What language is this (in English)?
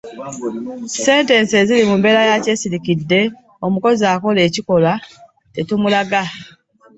Ganda